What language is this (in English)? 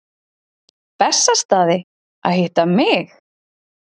Icelandic